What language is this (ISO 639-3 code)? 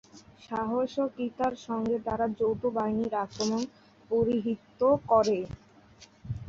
ben